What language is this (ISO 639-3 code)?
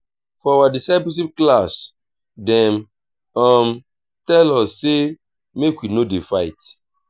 pcm